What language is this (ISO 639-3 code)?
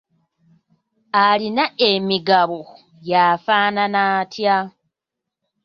lug